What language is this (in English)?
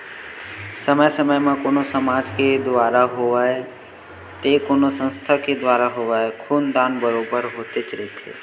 Chhattisgarhi